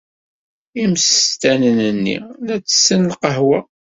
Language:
Kabyle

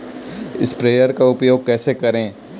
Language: Hindi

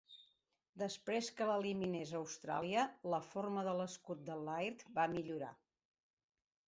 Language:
Catalan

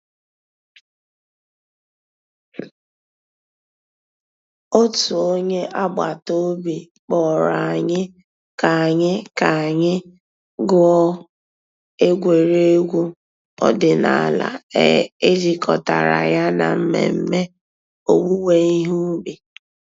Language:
Igbo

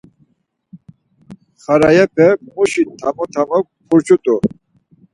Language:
Laz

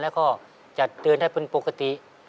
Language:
Thai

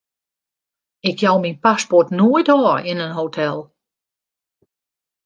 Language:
Western Frisian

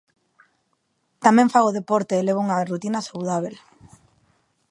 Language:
Galician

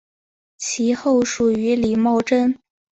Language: Chinese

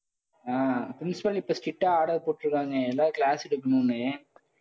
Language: Tamil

